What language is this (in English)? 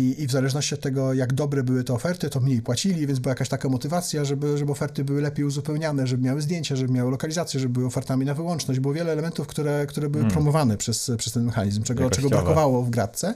Polish